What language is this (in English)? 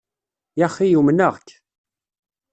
Kabyle